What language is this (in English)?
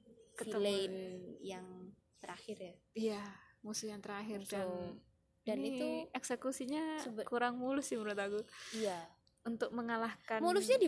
Indonesian